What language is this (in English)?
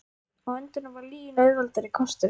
Icelandic